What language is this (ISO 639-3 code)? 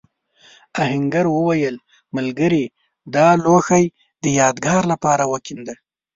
pus